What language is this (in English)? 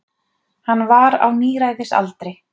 Icelandic